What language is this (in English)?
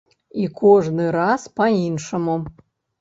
Belarusian